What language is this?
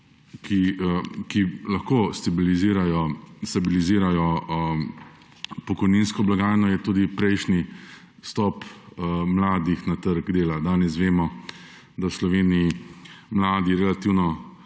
Slovenian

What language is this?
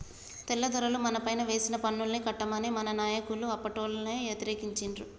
Telugu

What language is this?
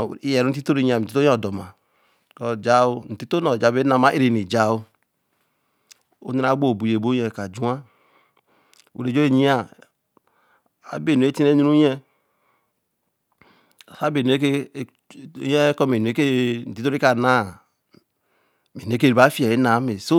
Eleme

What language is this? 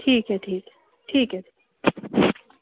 Dogri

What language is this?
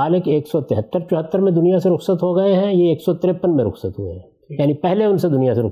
Urdu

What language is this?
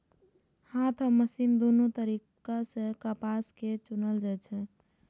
Maithili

